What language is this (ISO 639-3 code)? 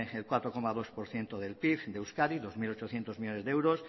spa